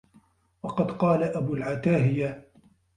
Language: Arabic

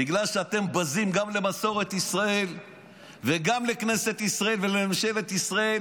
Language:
Hebrew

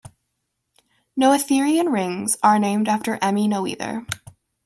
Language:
English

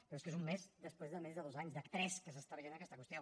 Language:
Catalan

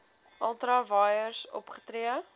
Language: Afrikaans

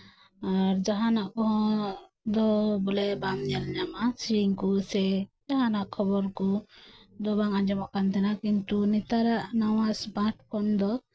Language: Santali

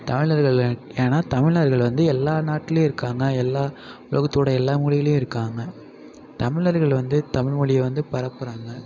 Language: Tamil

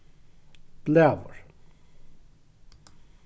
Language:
Faroese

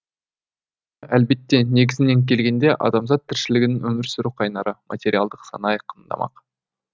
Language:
Kazakh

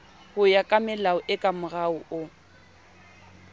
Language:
Southern Sotho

